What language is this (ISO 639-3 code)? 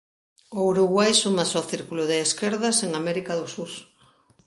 glg